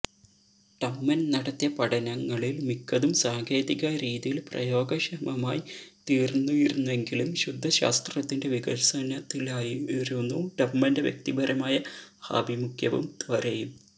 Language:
Malayalam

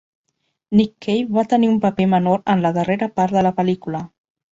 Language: Catalan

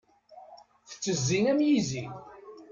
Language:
Kabyle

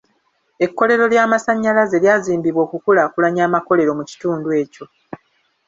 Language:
Ganda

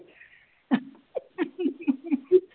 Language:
Punjabi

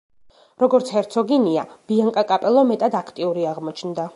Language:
Georgian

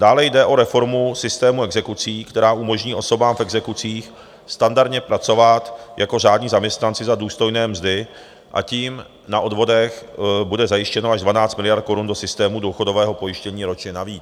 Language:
Czech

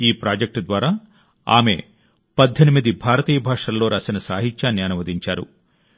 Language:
Telugu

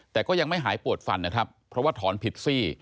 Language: Thai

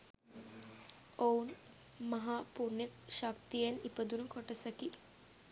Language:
Sinhala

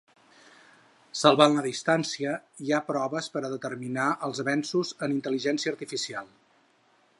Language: Catalan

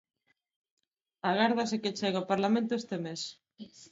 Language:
Galician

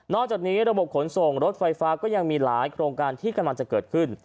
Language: Thai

